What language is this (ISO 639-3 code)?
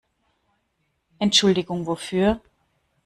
deu